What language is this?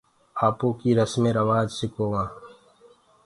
Gurgula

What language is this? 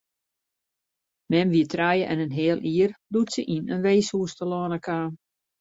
Western Frisian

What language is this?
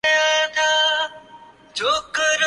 Urdu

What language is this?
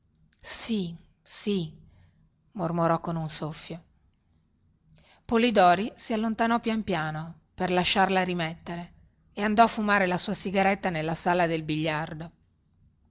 Italian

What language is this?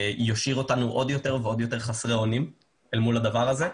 Hebrew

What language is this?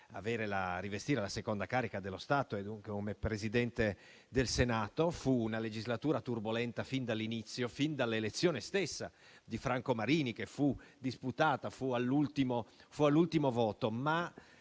Italian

